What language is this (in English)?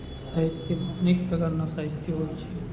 Gujarati